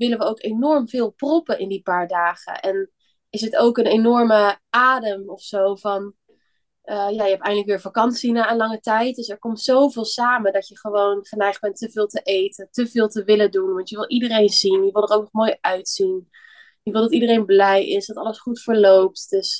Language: Dutch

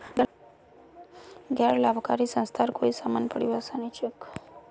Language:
Magahi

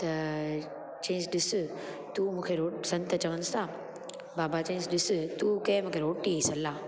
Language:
Sindhi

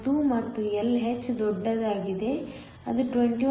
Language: Kannada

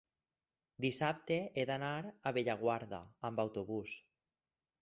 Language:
Catalan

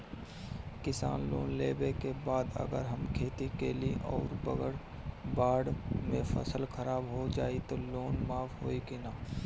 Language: Bhojpuri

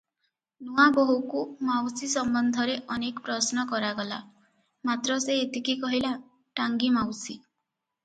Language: Odia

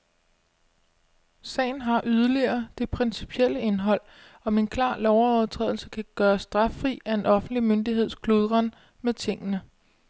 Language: Danish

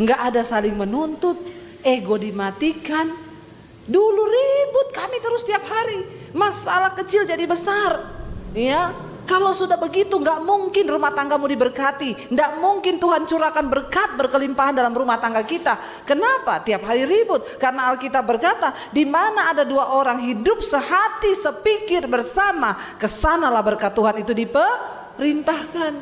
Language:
Indonesian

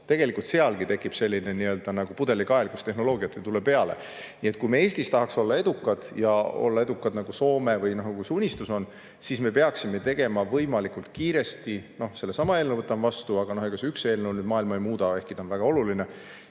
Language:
Estonian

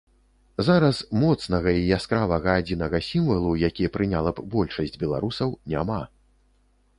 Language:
Belarusian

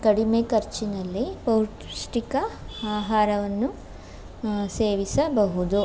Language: Kannada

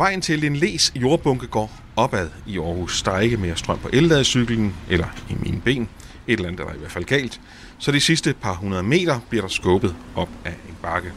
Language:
Danish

